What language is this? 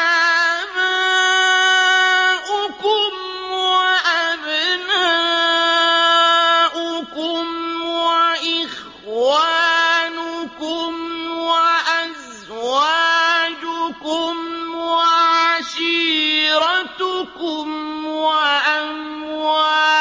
Arabic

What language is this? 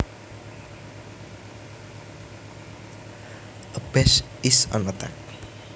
Javanese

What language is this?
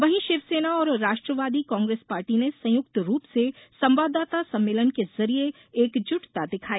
Hindi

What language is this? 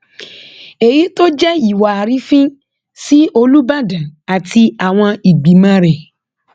Yoruba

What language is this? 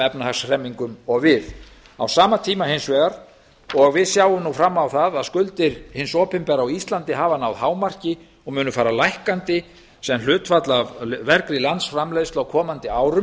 Icelandic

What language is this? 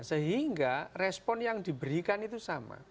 Indonesian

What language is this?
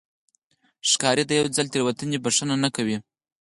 Pashto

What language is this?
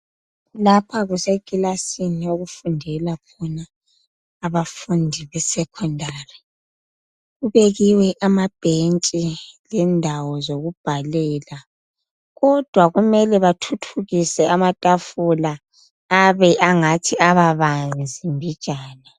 North Ndebele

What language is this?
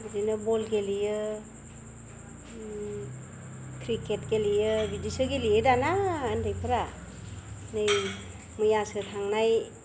Bodo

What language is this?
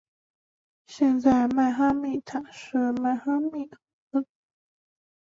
Chinese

